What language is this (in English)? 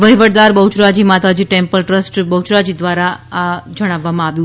Gujarati